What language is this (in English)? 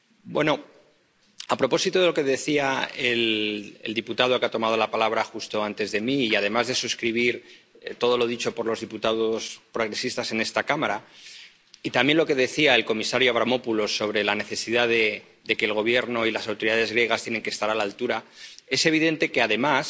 Spanish